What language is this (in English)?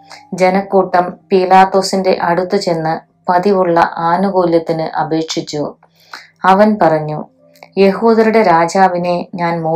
Malayalam